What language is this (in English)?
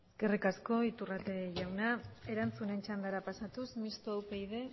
Basque